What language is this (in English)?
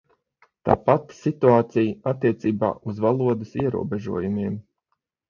Latvian